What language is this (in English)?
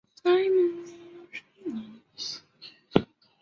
Chinese